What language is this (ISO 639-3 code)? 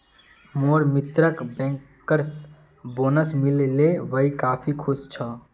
mag